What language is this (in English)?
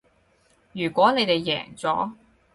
Cantonese